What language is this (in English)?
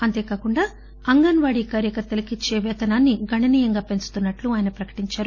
Telugu